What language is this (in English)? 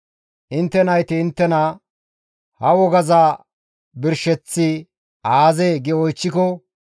Gamo